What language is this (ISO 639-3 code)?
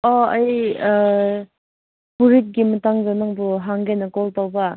mni